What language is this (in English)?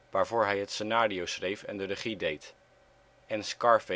Dutch